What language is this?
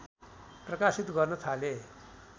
Nepali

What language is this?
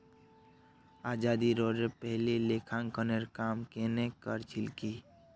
Magahi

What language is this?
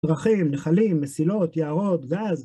Hebrew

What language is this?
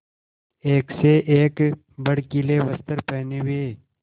Hindi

